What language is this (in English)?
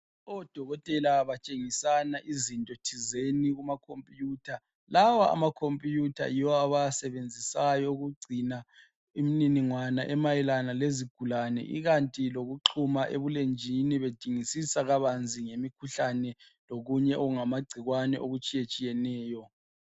North Ndebele